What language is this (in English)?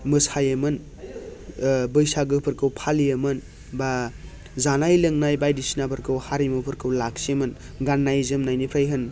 Bodo